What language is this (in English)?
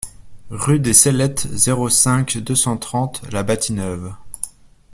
French